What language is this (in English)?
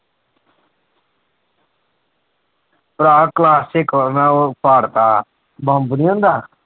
Punjabi